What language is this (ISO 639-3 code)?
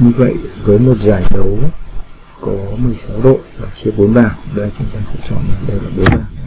vie